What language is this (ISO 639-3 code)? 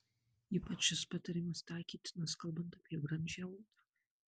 lit